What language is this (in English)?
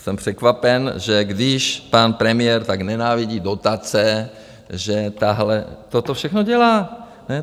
Czech